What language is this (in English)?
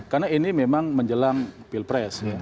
Indonesian